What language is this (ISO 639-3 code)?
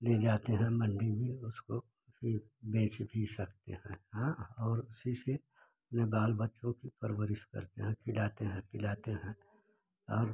hin